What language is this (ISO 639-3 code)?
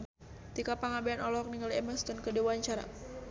sun